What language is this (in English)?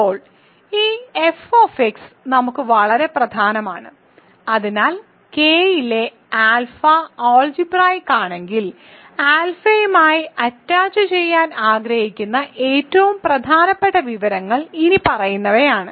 Malayalam